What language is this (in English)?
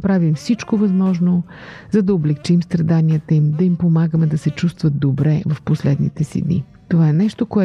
Bulgarian